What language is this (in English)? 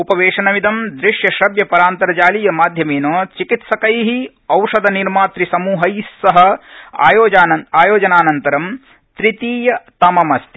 Sanskrit